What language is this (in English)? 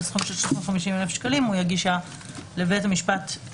Hebrew